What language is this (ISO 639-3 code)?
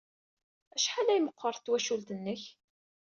kab